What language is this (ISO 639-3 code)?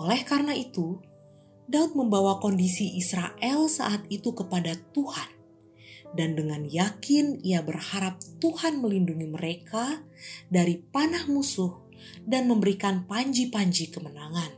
ind